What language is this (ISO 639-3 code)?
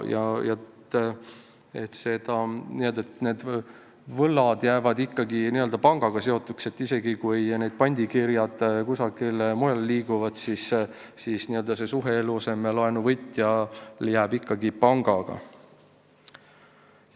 est